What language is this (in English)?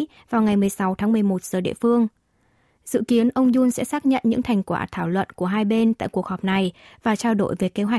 Vietnamese